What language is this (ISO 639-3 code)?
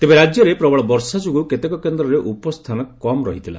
ori